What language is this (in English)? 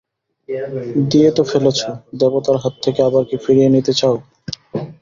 Bangla